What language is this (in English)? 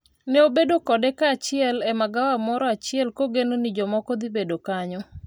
Luo (Kenya and Tanzania)